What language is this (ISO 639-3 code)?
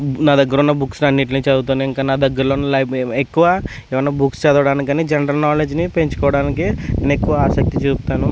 tel